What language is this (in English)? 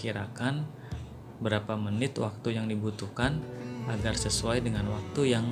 Indonesian